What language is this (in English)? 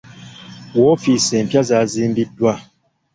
Ganda